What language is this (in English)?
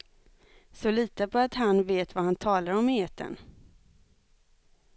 Swedish